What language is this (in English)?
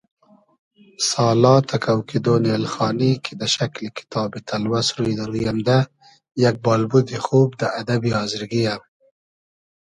Hazaragi